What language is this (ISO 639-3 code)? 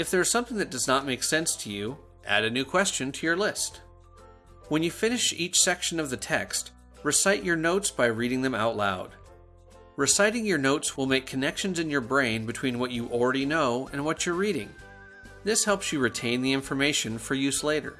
eng